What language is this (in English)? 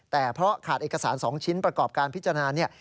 Thai